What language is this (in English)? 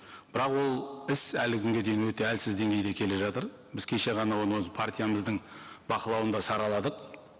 Kazakh